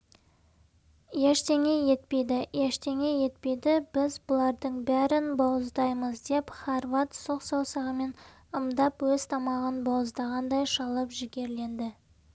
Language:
Kazakh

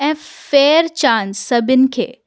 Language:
Sindhi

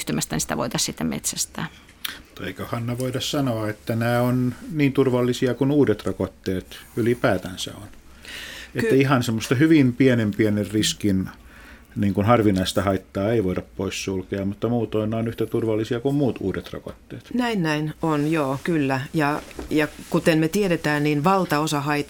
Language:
Finnish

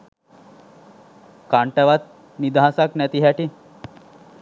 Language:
Sinhala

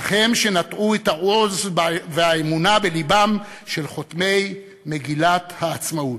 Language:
Hebrew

